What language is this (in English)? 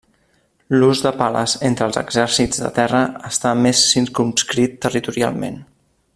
Catalan